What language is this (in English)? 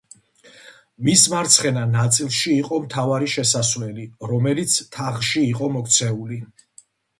Georgian